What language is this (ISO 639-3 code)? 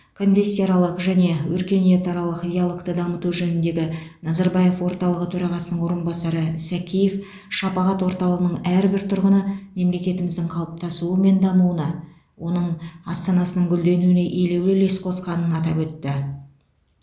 kaz